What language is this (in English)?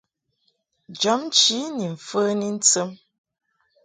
Mungaka